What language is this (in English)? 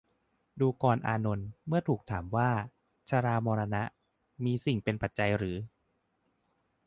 Thai